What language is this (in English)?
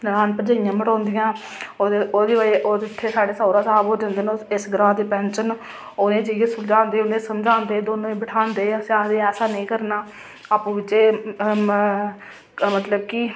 Dogri